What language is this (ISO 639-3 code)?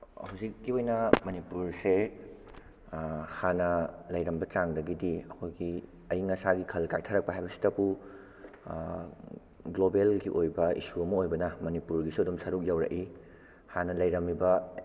mni